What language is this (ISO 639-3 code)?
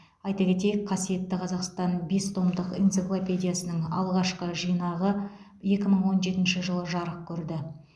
kaz